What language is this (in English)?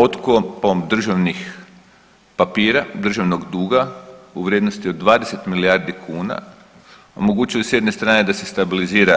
Croatian